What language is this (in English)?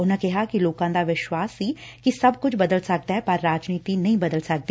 Punjabi